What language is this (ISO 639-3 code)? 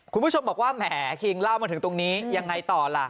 tha